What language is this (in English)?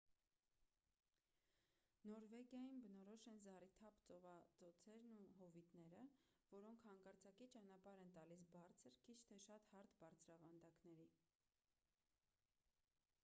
Armenian